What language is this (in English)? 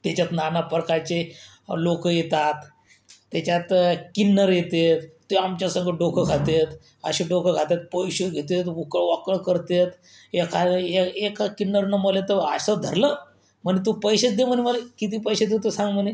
Marathi